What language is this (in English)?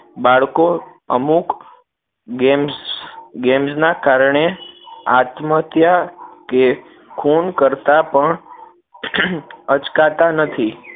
Gujarati